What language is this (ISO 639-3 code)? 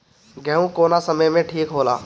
bho